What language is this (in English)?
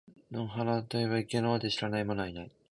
Japanese